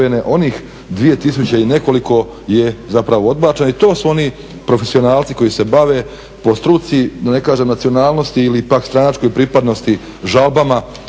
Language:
Croatian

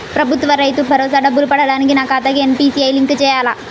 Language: Telugu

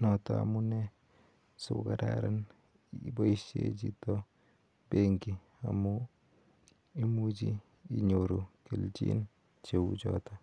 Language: Kalenjin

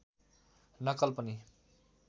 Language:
Nepali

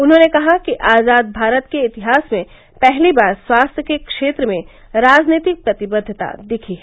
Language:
Hindi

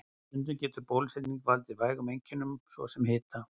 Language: Icelandic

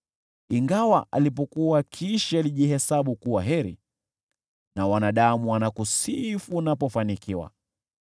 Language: Swahili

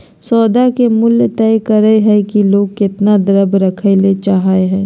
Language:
Magahi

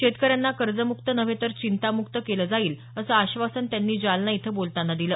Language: Marathi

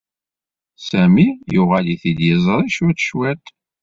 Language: Kabyle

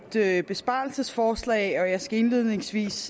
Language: Danish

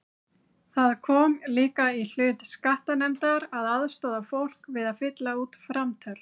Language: Icelandic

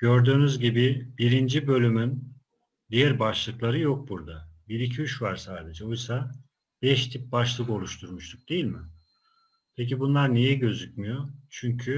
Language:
Turkish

